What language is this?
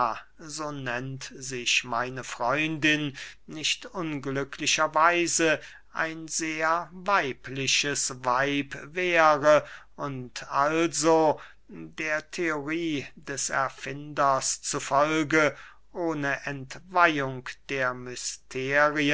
German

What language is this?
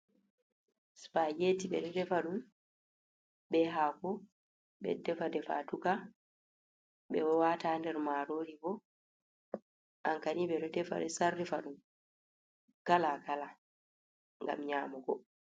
Fula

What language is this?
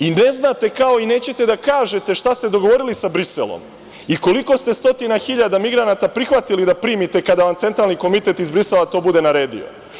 Serbian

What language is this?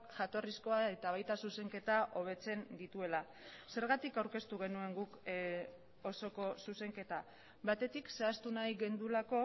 Basque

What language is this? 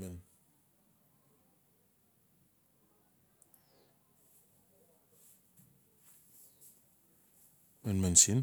Notsi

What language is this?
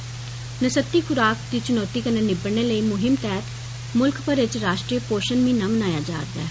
Dogri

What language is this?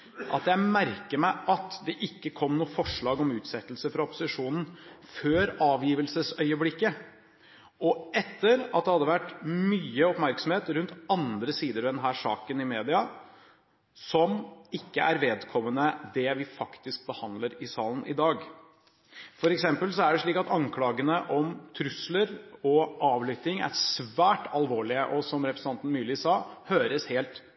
Norwegian Bokmål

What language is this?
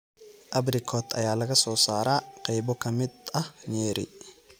Somali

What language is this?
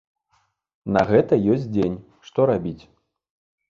Belarusian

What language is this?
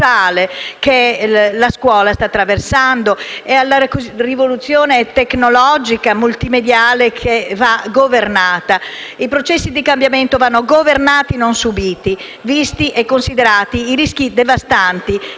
Italian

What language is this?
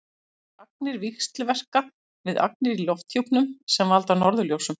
Icelandic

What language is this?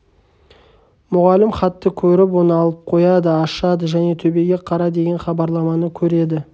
Kazakh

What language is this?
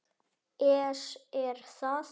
Icelandic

